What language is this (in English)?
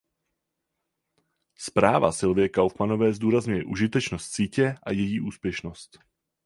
Czech